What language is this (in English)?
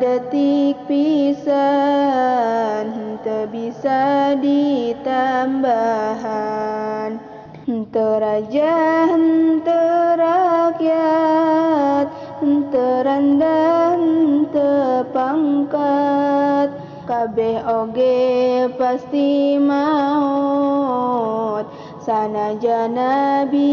Indonesian